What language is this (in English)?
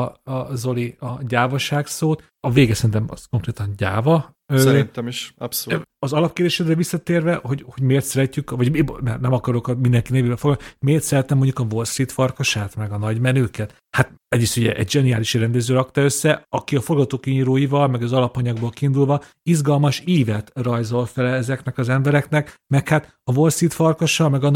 Hungarian